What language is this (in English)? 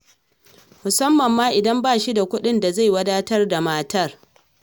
Hausa